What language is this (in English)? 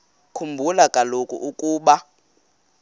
Xhosa